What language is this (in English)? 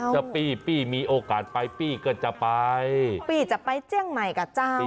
Thai